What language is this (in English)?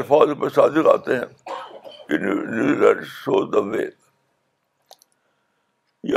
Urdu